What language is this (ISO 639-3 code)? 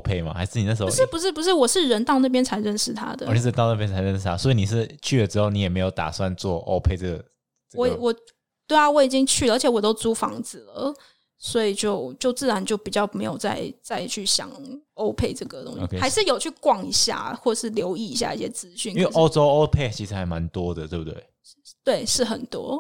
zho